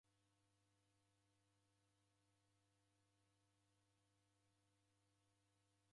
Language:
Taita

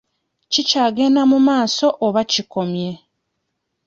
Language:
Ganda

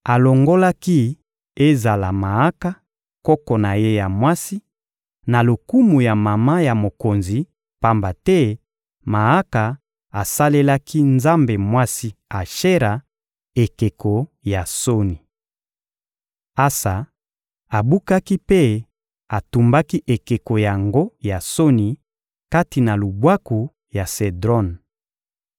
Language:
Lingala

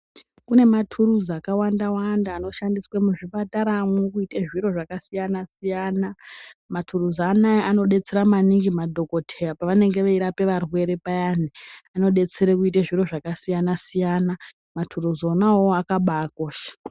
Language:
Ndau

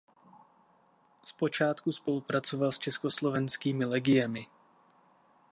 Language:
Czech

